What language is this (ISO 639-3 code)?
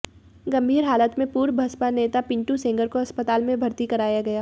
hin